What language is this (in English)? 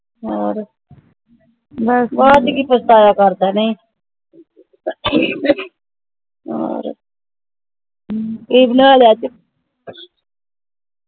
Punjabi